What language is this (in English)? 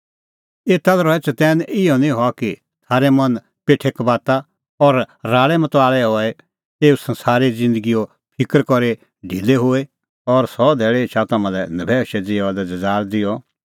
Kullu Pahari